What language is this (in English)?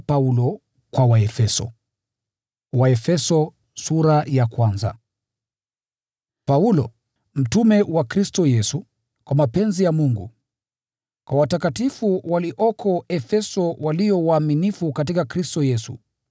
Swahili